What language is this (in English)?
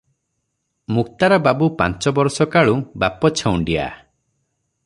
Odia